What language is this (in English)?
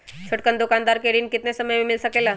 Magahi